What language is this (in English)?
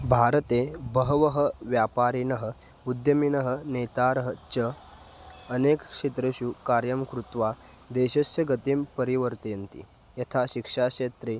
Sanskrit